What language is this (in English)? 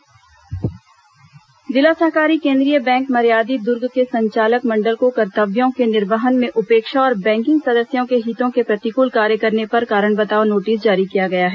Hindi